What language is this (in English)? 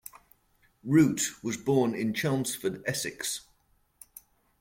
English